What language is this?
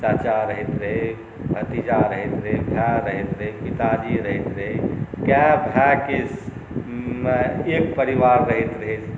Maithili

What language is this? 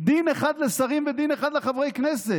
Hebrew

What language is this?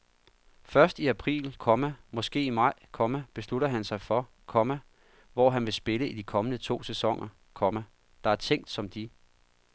Danish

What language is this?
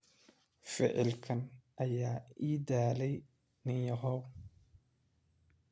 Somali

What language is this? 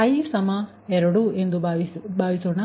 Kannada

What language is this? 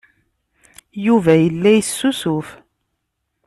Kabyle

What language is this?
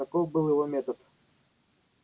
Russian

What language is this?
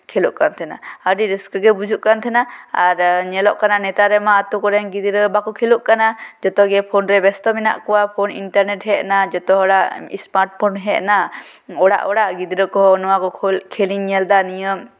Santali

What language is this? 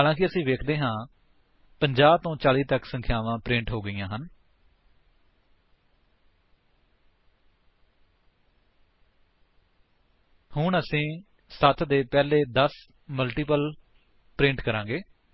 Punjabi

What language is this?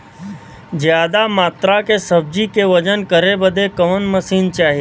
Bhojpuri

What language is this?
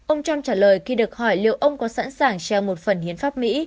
Vietnamese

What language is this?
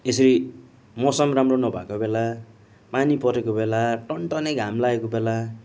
Nepali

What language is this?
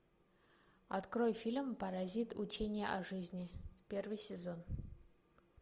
Russian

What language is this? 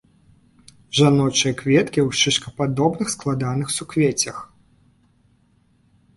Belarusian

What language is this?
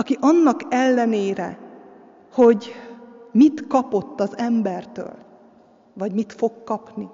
Hungarian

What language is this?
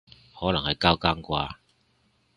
Cantonese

